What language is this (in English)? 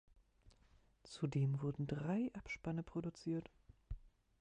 German